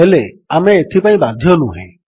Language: Odia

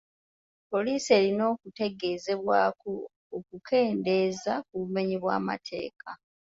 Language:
Ganda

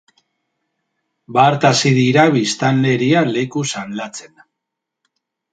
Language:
Basque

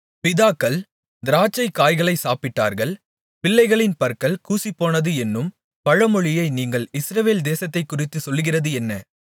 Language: Tamil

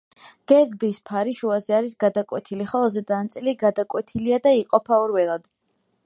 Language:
Georgian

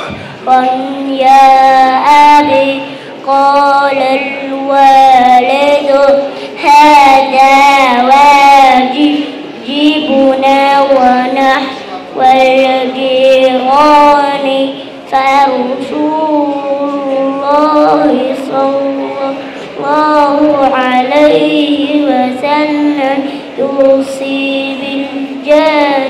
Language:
Arabic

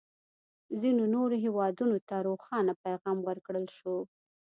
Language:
Pashto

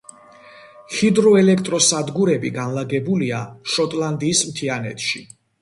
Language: Georgian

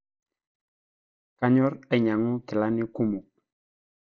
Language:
Masai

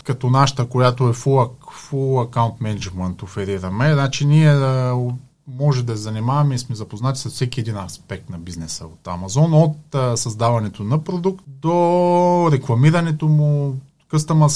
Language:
Bulgarian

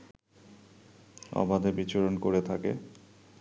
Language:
Bangla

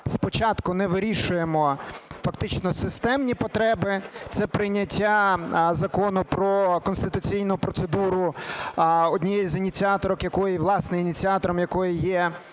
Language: Ukrainian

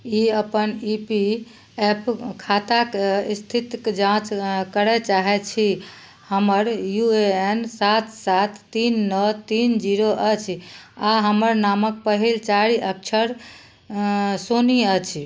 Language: Maithili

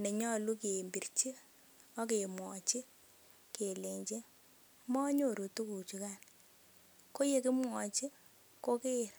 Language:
Kalenjin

